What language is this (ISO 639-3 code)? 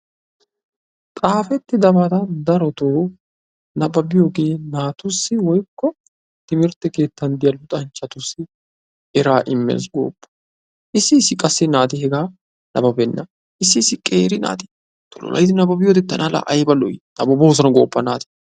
wal